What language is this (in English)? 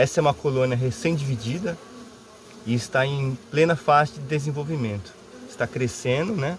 Portuguese